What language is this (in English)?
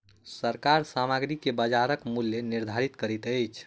Maithili